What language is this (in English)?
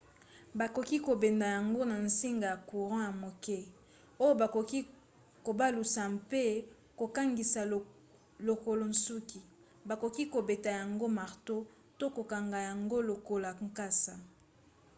Lingala